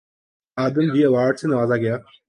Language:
Urdu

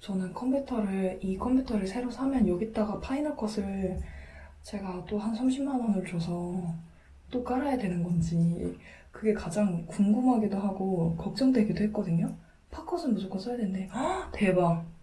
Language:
Korean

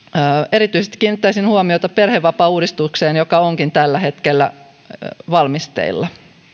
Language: Finnish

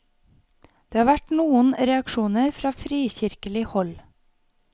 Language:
Norwegian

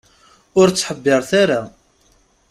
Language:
Kabyle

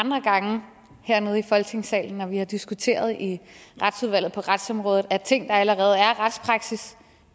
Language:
Danish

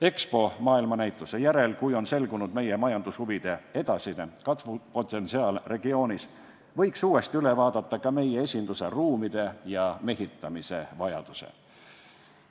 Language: Estonian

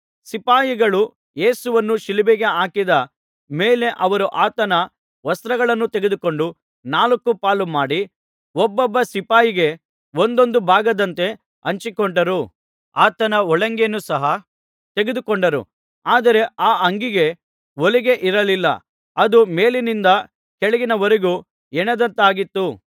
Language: Kannada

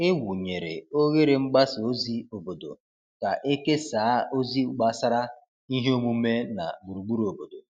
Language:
Igbo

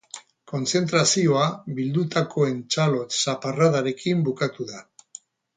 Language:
Basque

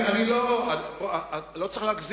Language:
Hebrew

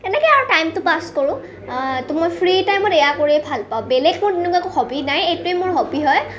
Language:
Assamese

